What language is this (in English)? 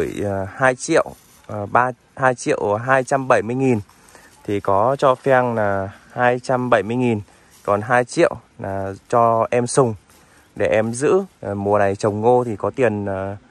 Vietnamese